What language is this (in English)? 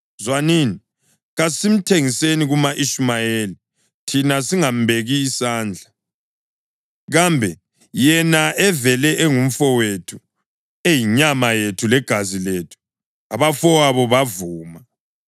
North Ndebele